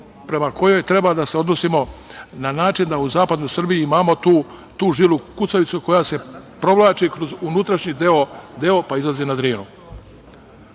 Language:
Serbian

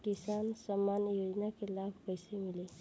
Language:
Bhojpuri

